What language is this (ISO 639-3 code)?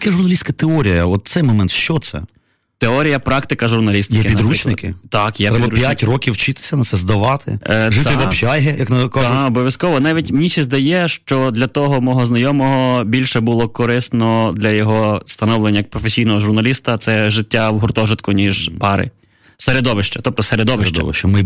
ukr